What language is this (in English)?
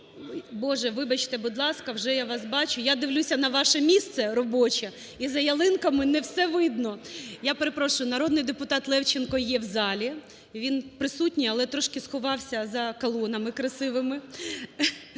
Ukrainian